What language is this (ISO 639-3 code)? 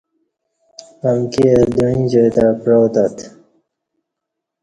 bsh